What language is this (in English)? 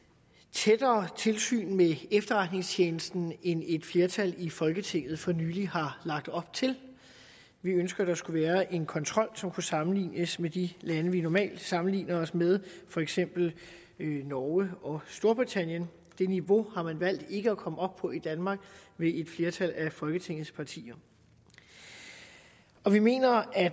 Danish